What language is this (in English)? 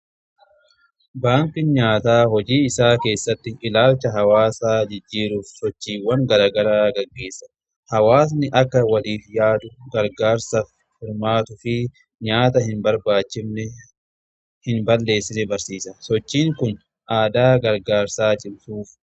Oromo